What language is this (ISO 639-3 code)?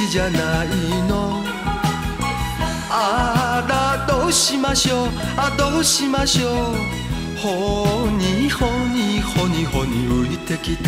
jpn